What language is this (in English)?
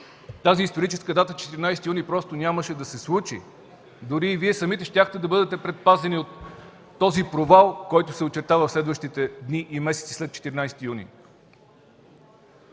Bulgarian